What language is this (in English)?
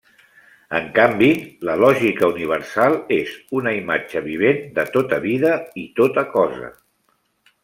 Catalan